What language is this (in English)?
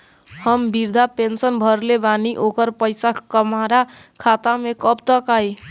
Bhojpuri